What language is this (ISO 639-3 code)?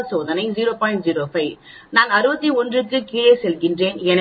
tam